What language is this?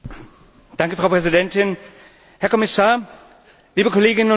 German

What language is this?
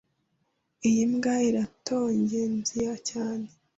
Kinyarwanda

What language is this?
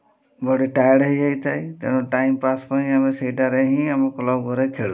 Odia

